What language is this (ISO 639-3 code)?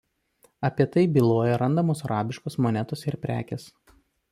lit